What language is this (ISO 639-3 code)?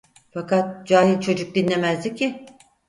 tur